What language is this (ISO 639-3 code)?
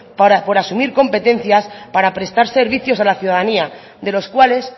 spa